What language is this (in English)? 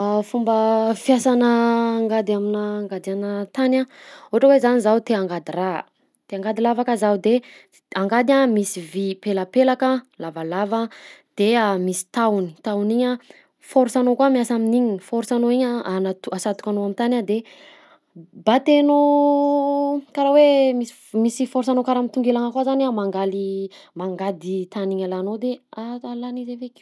Southern Betsimisaraka Malagasy